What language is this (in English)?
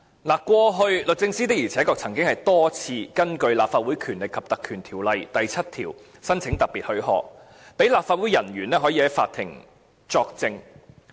Cantonese